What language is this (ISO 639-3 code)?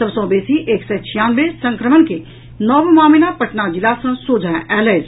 mai